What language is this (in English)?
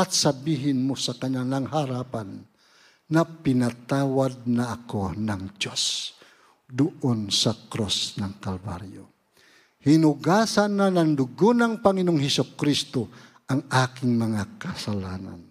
Filipino